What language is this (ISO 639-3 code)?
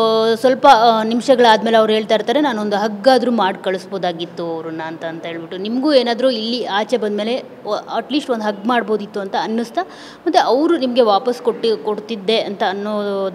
kan